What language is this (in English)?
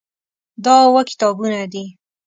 Pashto